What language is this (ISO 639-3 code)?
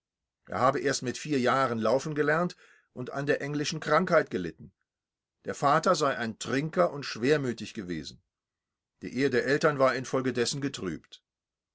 deu